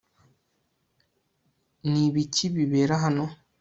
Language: Kinyarwanda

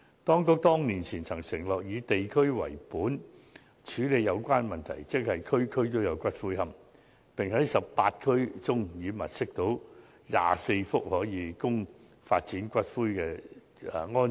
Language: Cantonese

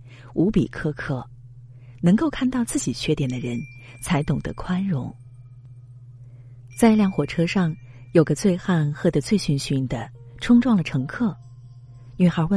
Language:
Chinese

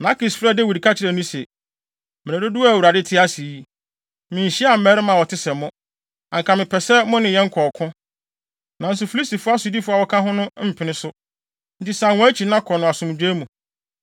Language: Akan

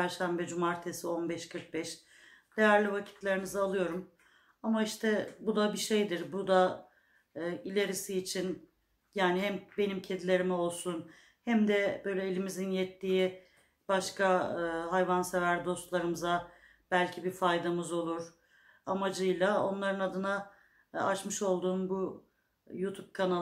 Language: Turkish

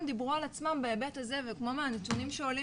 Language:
Hebrew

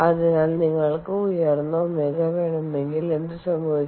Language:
Malayalam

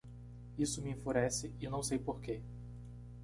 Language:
Portuguese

